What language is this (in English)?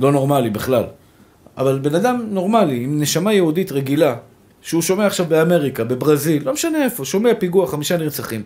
Hebrew